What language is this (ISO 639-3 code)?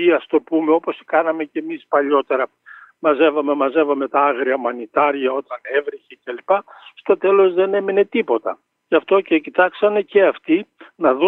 ell